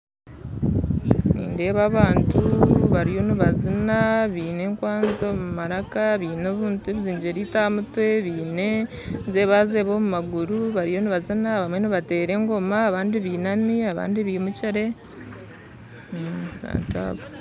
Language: Nyankole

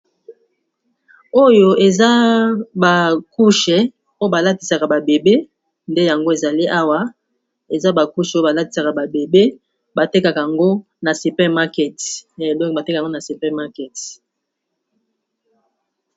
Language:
Lingala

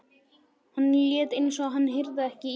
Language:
Icelandic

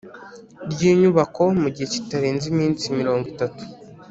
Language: Kinyarwanda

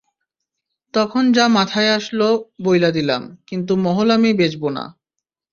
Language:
Bangla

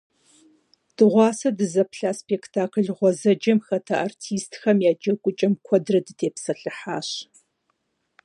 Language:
Kabardian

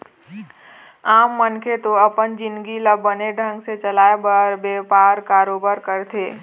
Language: Chhattisgarhi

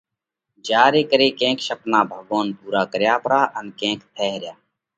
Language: Parkari Koli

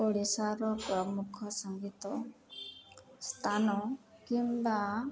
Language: Odia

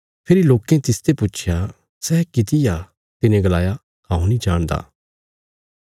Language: Bilaspuri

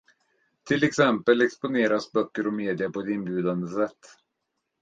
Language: Swedish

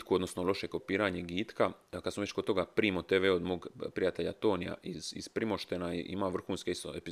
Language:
Croatian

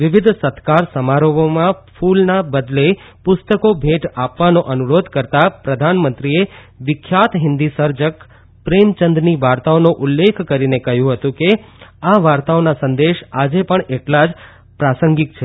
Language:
Gujarati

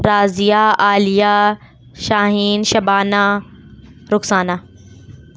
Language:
Urdu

